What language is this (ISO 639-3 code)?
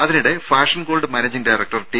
mal